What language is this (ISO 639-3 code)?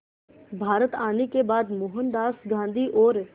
hin